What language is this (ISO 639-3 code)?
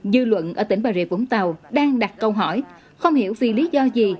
vie